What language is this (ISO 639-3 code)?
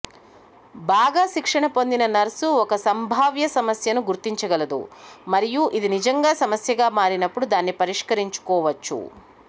tel